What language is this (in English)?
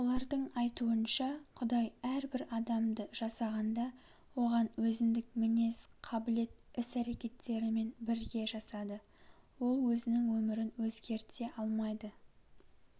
Kazakh